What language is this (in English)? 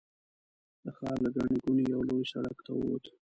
Pashto